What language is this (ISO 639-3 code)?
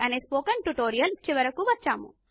tel